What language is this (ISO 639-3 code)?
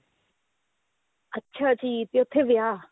pan